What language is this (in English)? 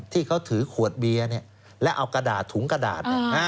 Thai